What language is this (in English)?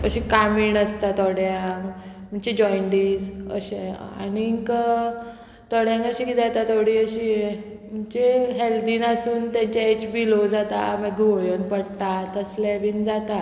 Konkani